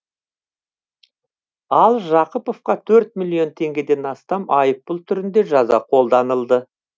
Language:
Kazakh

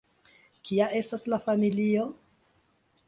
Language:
Esperanto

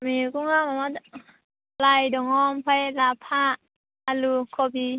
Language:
Bodo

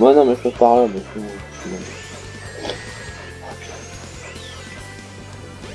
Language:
French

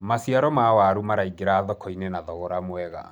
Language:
Kikuyu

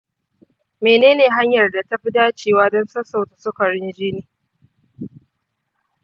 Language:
Hausa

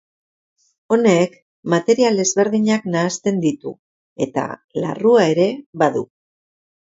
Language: Basque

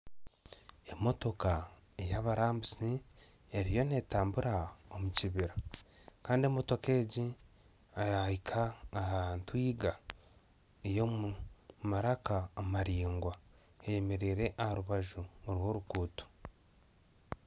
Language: Nyankole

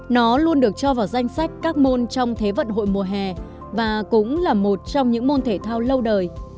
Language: Vietnamese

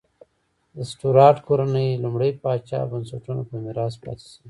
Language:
Pashto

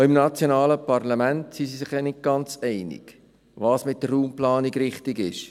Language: Swiss German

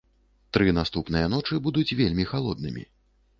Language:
Belarusian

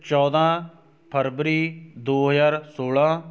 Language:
Punjabi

